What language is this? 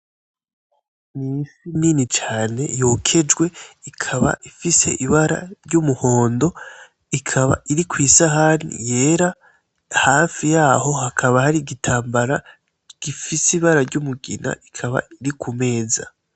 Rundi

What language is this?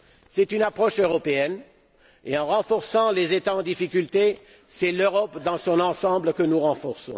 French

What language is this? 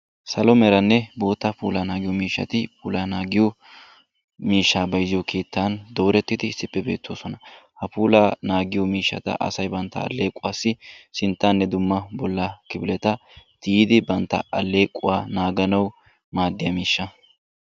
Wolaytta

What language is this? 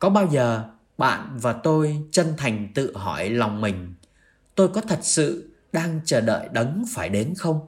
Vietnamese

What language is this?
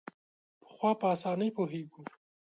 Pashto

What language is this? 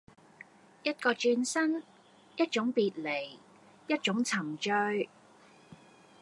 Cantonese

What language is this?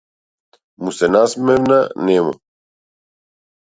Macedonian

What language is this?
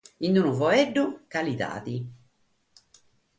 Sardinian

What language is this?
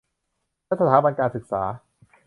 Thai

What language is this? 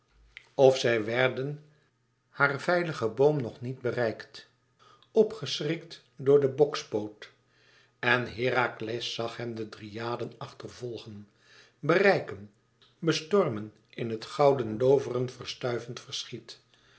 Dutch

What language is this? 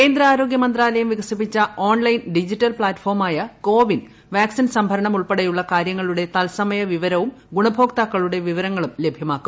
Malayalam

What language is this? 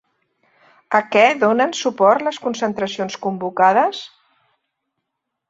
Catalan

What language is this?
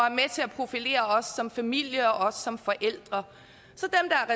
Danish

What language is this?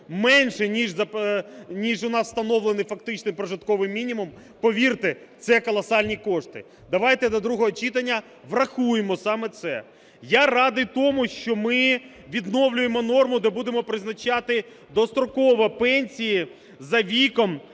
Ukrainian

